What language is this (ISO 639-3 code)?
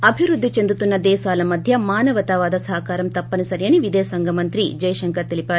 tel